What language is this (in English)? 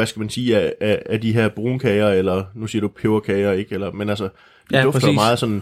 Danish